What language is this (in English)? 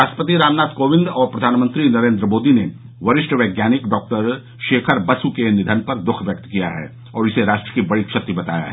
Hindi